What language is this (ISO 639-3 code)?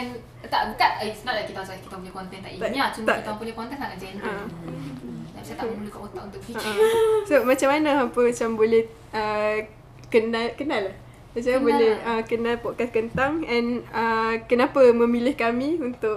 msa